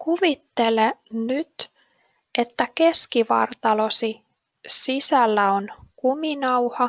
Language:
Finnish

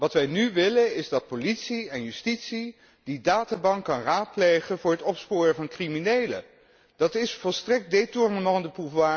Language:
Dutch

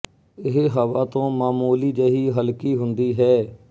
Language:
Punjabi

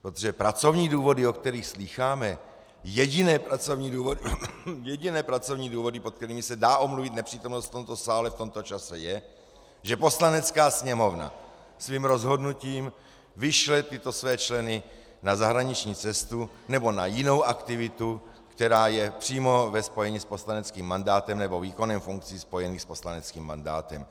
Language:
Czech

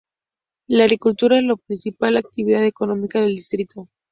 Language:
Spanish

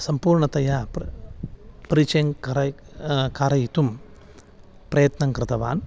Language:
Sanskrit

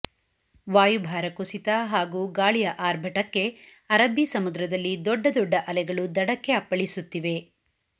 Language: Kannada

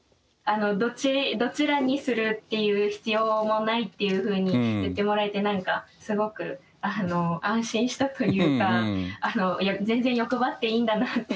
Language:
Japanese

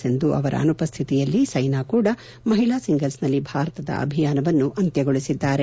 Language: Kannada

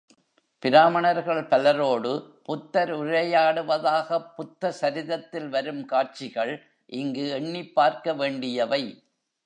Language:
Tamil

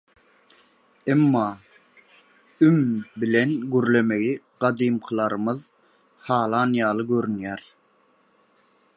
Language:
Turkmen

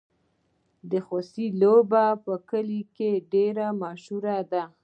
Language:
Pashto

